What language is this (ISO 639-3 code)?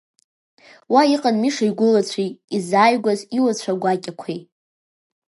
abk